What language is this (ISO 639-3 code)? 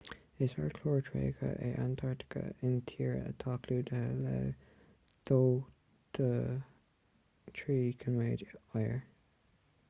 gle